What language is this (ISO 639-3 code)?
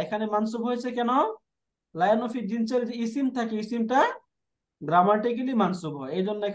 ben